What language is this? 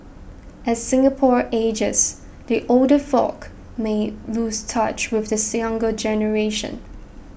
English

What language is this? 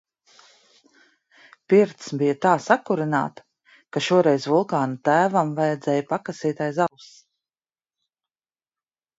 Latvian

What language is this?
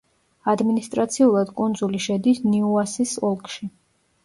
Georgian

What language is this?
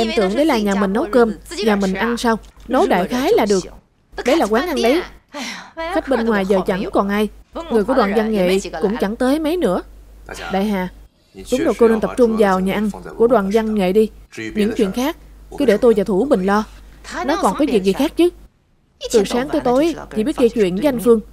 Vietnamese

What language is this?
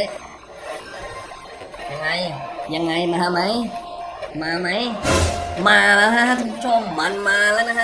Thai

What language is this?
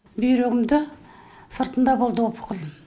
Kazakh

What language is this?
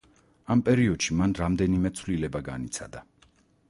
Georgian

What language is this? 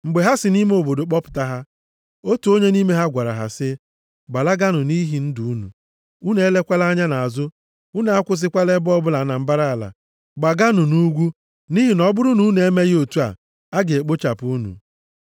Igbo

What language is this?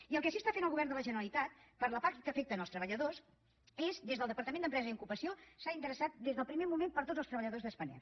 Catalan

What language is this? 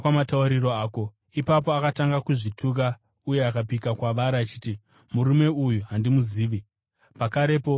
Shona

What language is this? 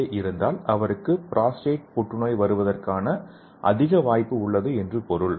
Tamil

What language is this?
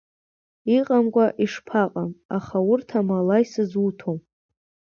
Abkhazian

